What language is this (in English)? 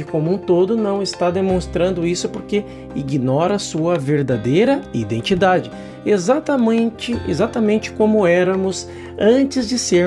Portuguese